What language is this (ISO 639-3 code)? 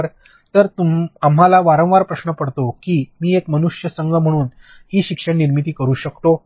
mar